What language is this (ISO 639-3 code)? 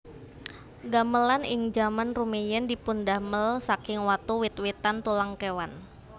jav